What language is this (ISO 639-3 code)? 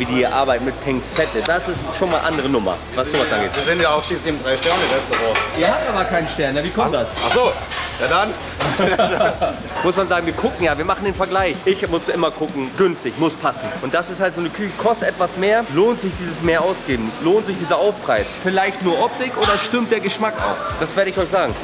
deu